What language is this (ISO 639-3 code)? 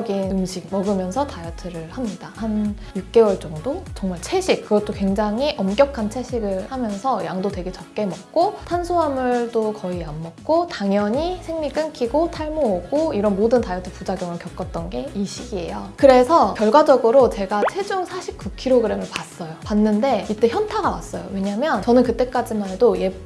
kor